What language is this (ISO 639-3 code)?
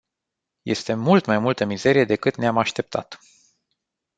ron